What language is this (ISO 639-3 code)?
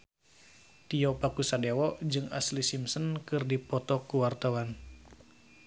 sun